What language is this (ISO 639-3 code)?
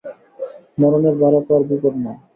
ben